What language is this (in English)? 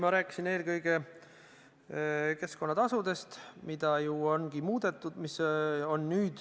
Estonian